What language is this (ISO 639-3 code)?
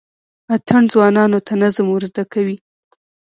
pus